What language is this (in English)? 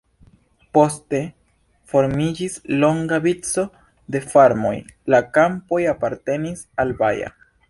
Esperanto